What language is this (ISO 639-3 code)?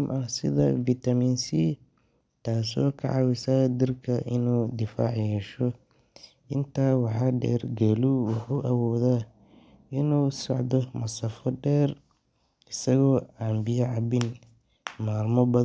som